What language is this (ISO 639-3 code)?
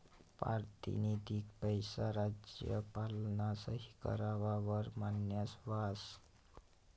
mar